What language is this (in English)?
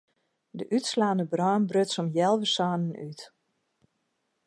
Western Frisian